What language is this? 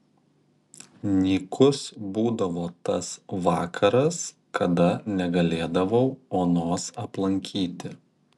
Lithuanian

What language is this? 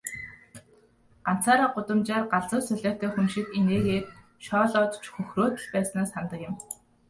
Mongolian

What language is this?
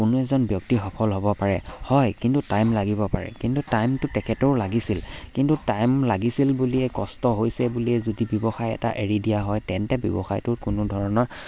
Assamese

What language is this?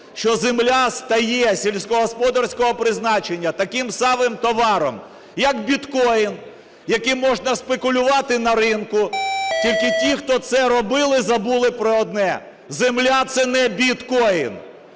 Ukrainian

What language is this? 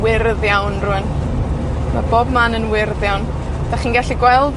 Welsh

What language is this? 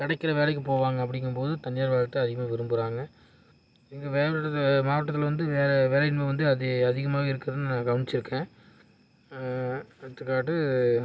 Tamil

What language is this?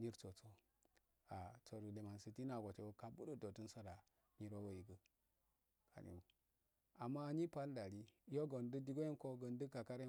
Afade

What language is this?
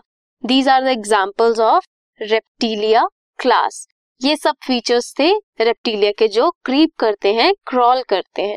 Hindi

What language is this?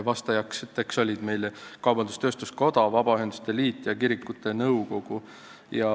Estonian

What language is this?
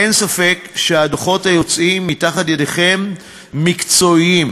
Hebrew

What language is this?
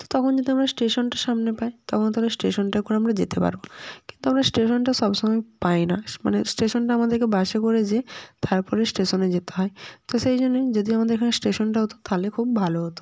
Bangla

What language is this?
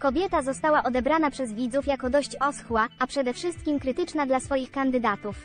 Polish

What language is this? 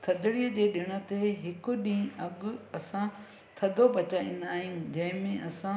Sindhi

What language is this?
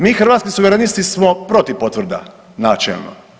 Croatian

